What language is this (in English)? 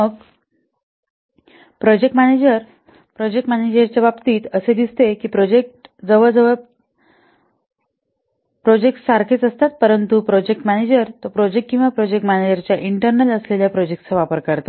Marathi